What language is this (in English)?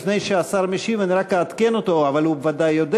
Hebrew